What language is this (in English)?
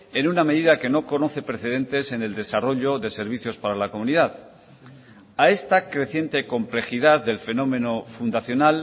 Spanish